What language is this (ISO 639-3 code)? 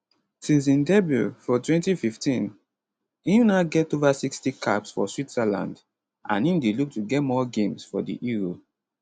pcm